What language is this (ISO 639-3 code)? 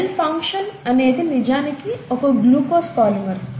tel